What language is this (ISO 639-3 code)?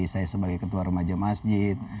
ind